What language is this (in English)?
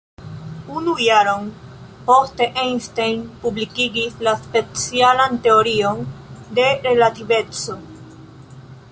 Esperanto